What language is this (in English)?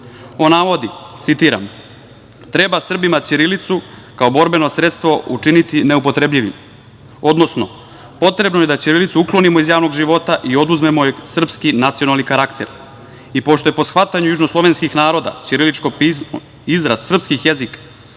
Serbian